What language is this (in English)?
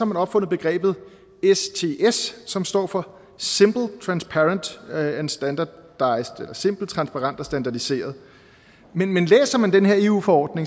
Danish